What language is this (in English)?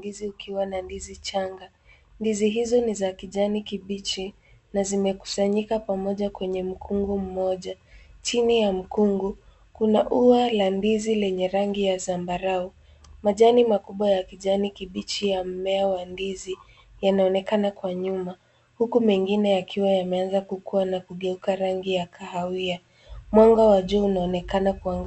Swahili